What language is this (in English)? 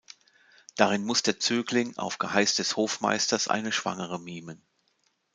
German